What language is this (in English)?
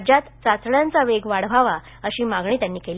Marathi